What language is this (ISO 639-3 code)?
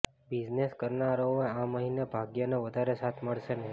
guj